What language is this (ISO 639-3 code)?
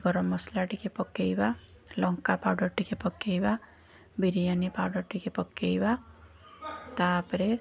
ori